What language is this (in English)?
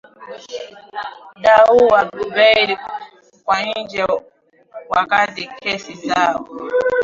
Swahili